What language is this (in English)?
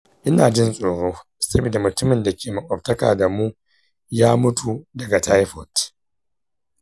Hausa